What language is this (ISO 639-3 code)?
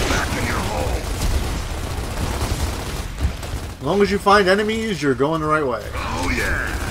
eng